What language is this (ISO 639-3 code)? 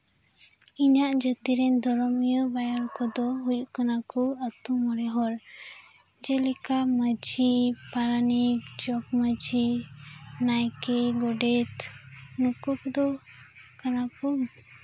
sat